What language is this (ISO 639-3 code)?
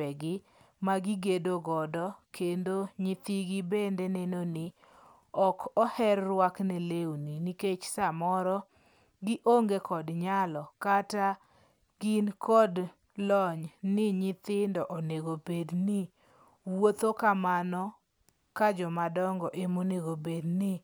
luo